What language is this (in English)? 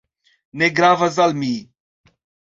Esperanto